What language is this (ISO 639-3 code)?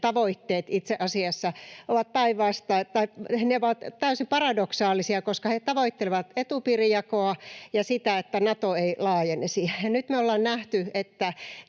fin